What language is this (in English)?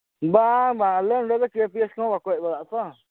Santali